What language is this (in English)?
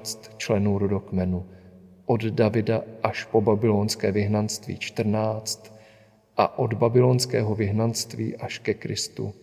Czech